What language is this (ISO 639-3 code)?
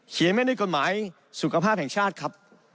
tha